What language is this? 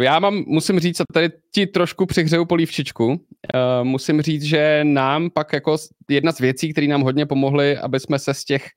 Czech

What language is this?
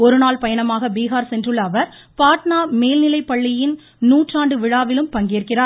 Tamil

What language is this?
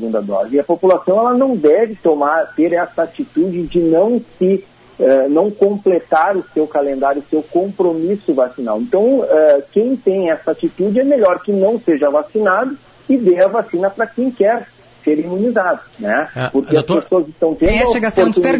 Portuguese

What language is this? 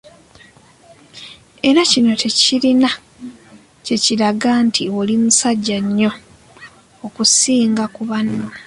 Ganda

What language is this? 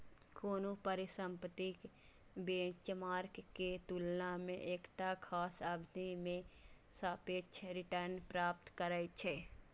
Maithili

